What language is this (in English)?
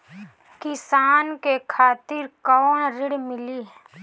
Bhojpuri